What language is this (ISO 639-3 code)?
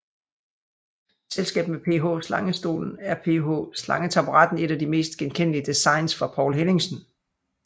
dan